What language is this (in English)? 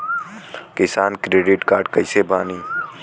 Bhojpuri